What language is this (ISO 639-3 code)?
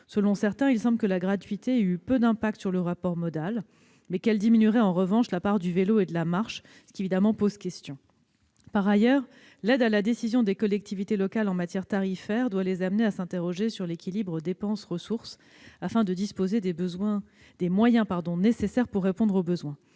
fra